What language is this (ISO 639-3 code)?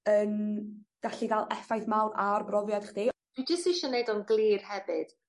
cym